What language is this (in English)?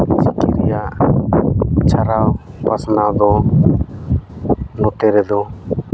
Santali